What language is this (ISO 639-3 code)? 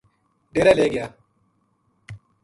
gju